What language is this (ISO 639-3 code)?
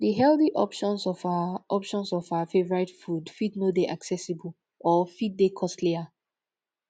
pcm